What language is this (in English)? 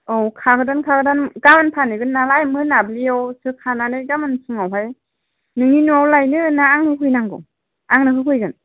Bodo